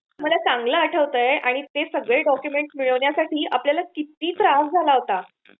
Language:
Marathi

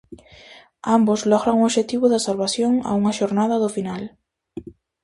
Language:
Galician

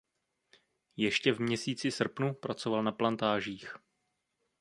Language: Czech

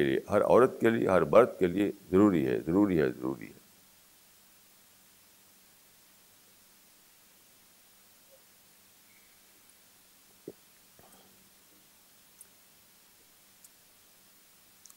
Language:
Urdu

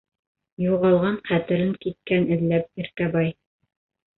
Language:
Bashkir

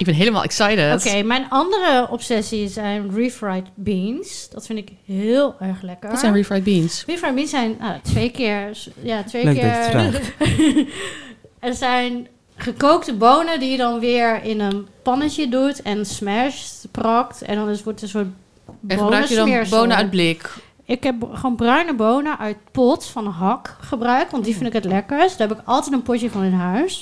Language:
Dutch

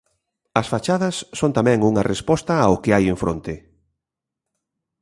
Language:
Galician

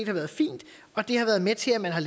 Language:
Danish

